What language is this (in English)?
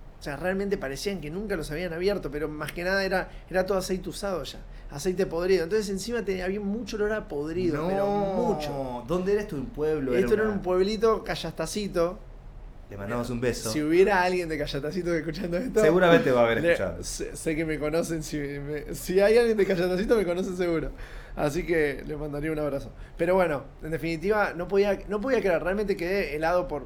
Spanish